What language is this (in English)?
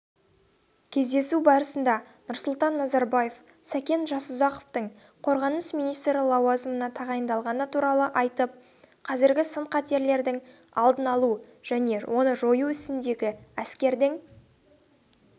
Kazakh